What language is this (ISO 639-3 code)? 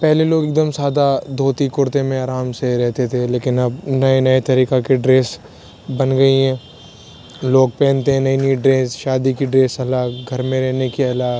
urd